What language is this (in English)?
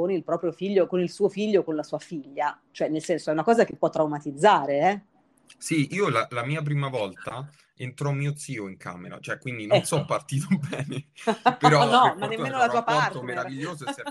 Italian